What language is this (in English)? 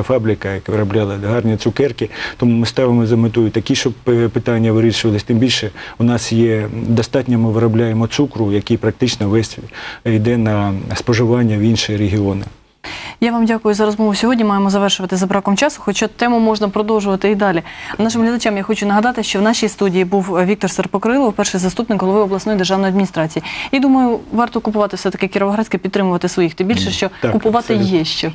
Ukrainian